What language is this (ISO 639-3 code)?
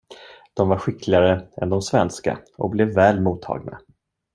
swe